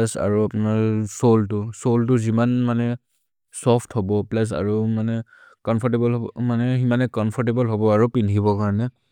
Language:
Maria (India)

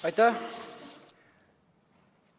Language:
Estonian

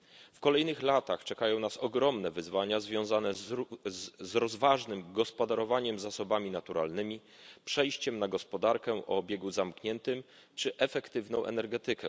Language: Polish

